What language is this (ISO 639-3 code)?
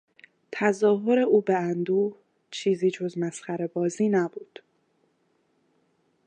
fas